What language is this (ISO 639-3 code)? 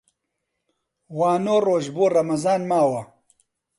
ckb